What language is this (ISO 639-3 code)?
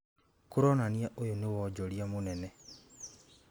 kik